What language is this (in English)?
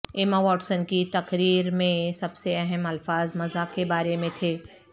Urdu